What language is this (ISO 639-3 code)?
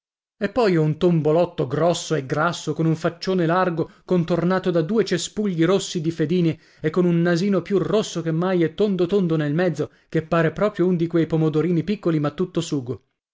ita